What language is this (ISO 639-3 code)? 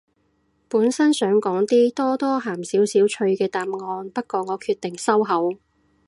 yue